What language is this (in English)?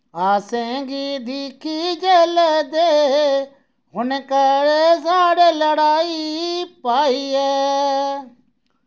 Dogri